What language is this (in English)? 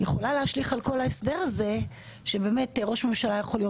Hebrew